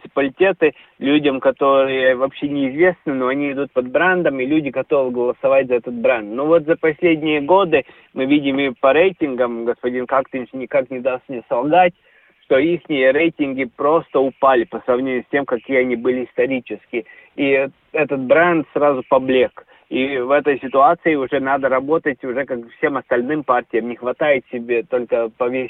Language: Russian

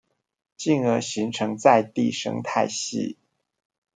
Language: Chinese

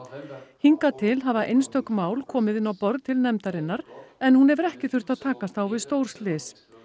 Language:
Icelandic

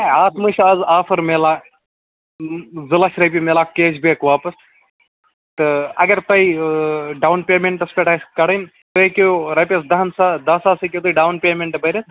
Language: Kashmiri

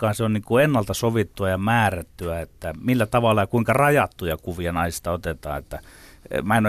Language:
Finnish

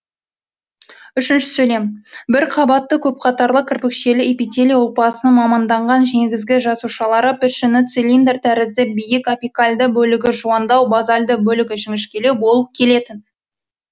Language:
Kazakh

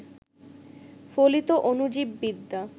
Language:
Bangla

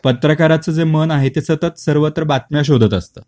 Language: Marathi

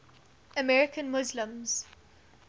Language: English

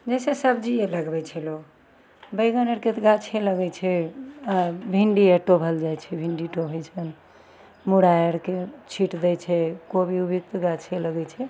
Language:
Maithili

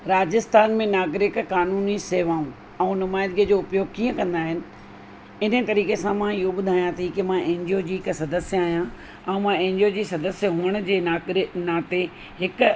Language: Sindhi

